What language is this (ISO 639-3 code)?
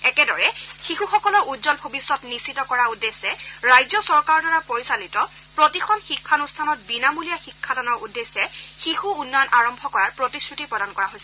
asm